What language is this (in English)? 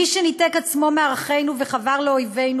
Hebrew